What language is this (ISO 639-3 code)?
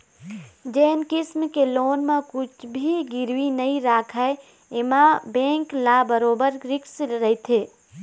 hne